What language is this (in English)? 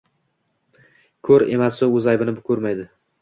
Uzbek